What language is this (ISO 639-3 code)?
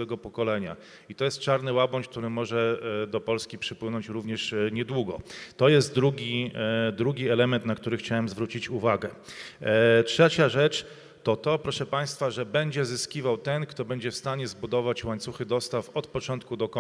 pol